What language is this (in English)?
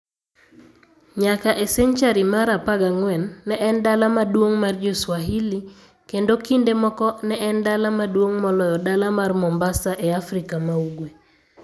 Luo (Kenya and Tanzania)